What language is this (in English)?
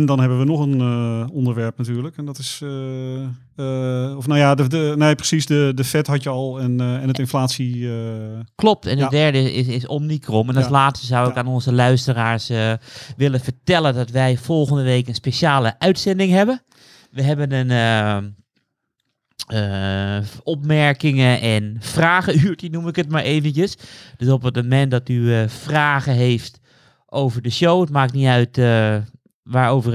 Dutch